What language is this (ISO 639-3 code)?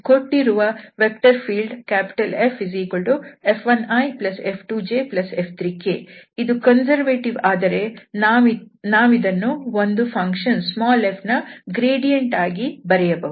kan